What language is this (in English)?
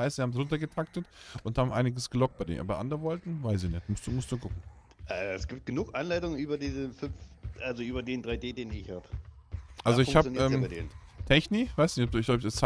German